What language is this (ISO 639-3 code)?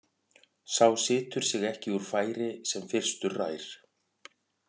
isl